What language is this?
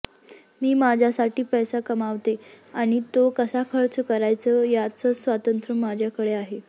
Marathi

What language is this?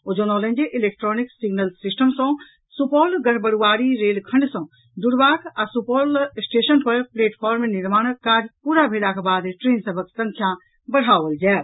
Maithili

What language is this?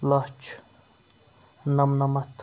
Kashmiri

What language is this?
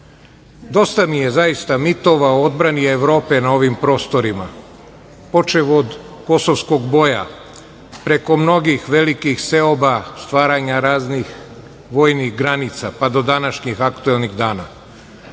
Serbian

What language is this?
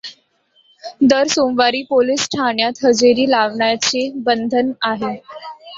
Marathi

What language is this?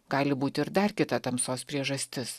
Lithuanian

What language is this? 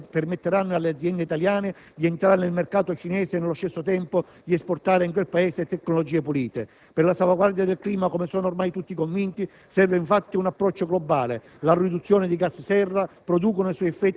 Italian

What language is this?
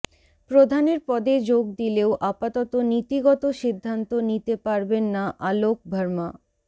Bangla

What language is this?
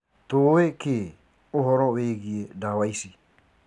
Kikuyu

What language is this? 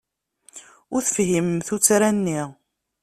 Kabyle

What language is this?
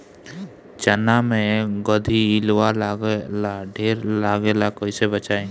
Bhojpuri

